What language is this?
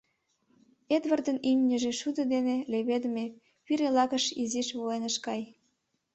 Mari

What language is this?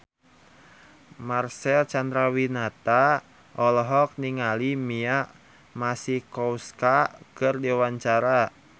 Sundanese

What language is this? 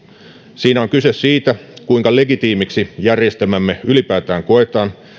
Finnish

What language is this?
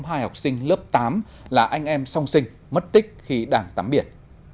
Vietnamese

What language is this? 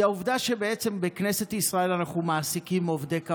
Hebrew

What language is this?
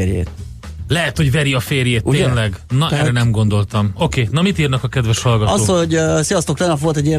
Hungarian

